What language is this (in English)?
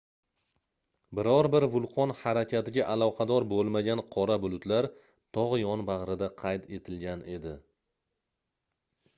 Uzbek